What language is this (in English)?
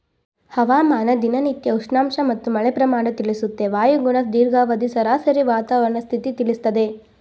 Kannada